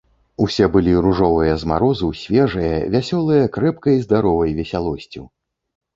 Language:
Belarusian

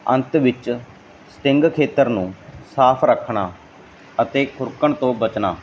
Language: Punjabi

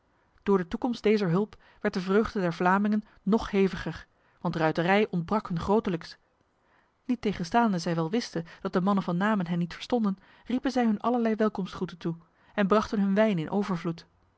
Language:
Dutch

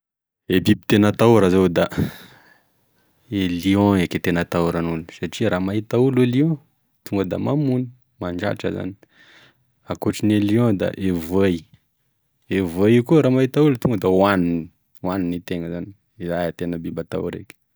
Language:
Tesaka Malagasy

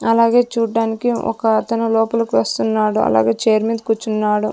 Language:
Telugu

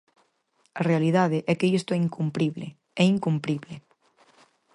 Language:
Galician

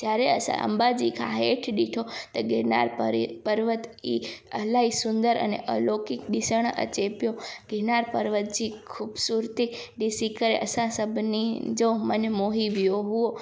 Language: Sindhi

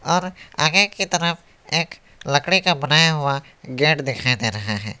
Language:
Hindi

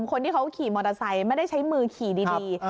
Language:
Thai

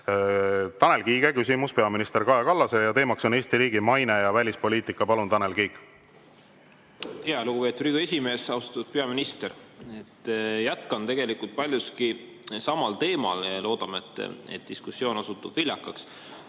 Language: Estonian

